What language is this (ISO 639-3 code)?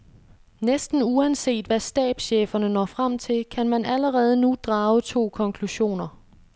dan